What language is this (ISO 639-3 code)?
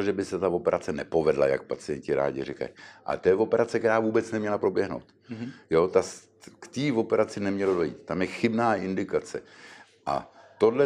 ces